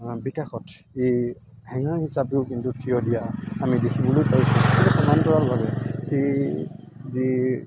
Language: Assamese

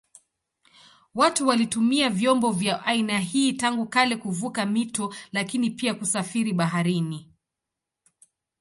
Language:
Swahili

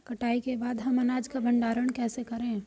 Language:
Hindi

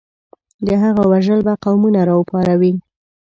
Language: Pashto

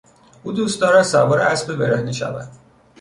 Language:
Persian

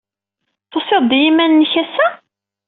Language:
Kabyle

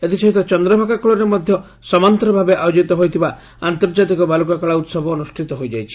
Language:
Odia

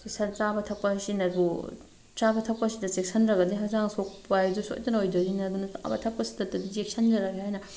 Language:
Manipuri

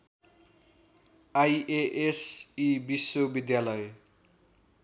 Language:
Nepali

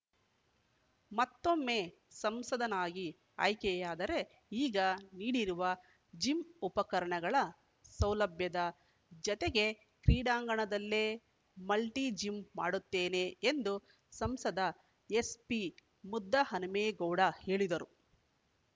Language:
Kannada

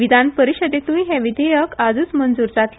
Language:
Konkani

